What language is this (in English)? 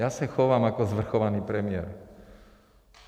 Czech